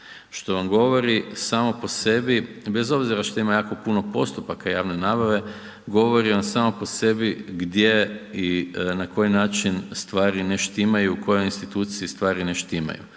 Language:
Croatian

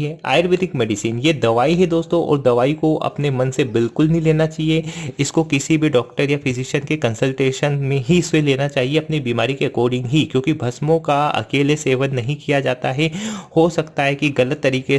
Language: Hindi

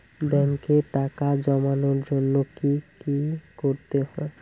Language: Bangla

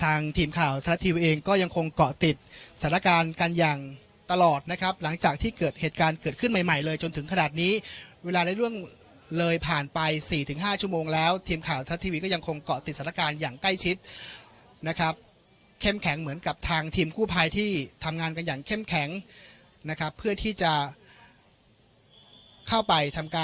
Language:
Thai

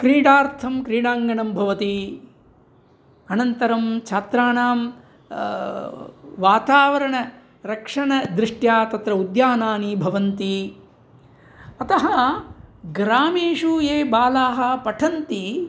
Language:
Sanskrit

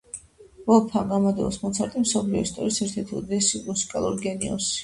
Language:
Georgian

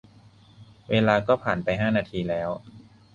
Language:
Thai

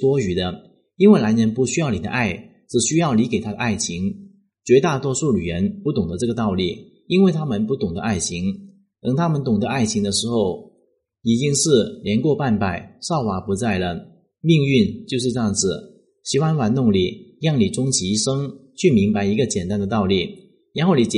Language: Chinese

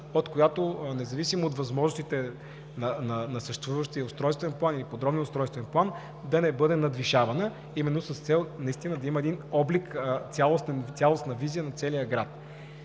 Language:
Bulgarian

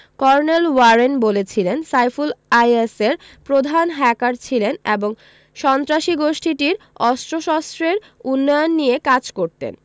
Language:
Bangla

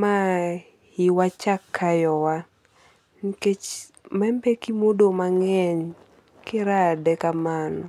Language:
Luo (Kenya and Tanzania)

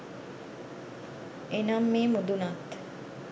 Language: Sinhala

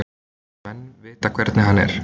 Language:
Icelandic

